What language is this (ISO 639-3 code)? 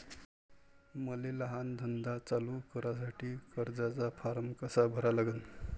mar